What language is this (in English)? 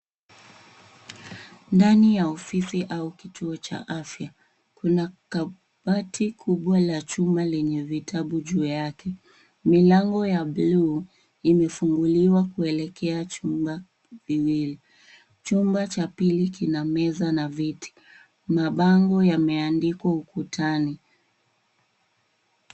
Swahili